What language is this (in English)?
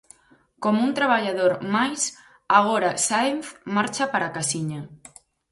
Galician